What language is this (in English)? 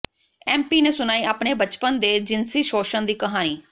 Punjabi